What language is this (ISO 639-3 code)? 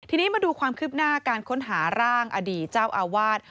tha